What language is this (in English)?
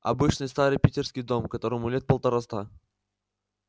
Russian